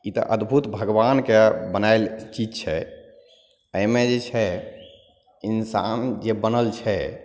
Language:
Maithili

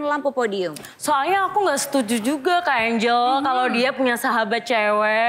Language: Indonesian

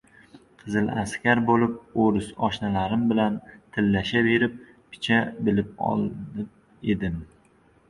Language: Uzbek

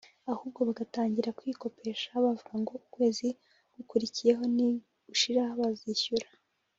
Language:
Kinyarwanda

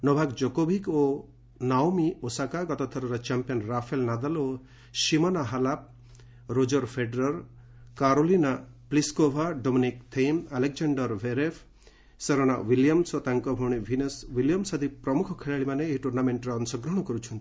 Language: Odia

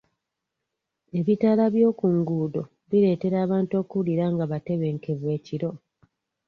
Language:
Ganda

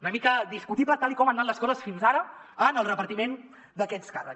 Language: Catalan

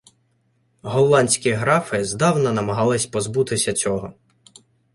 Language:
Ukrainian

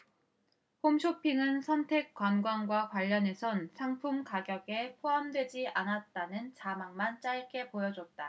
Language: Korean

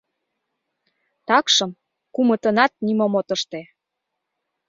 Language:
Mari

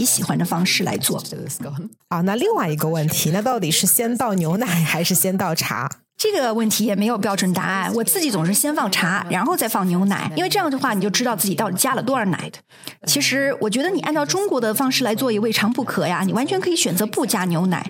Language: Chinese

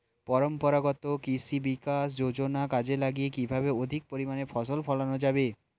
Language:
Bangla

